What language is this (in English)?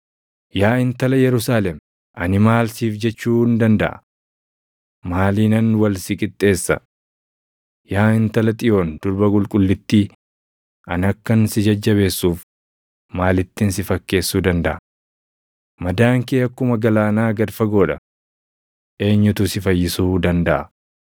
Oromo